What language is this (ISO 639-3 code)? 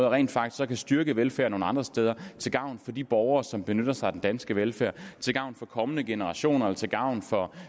dan